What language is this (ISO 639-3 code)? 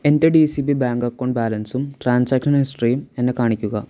mal